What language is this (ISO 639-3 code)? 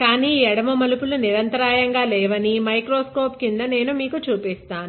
tel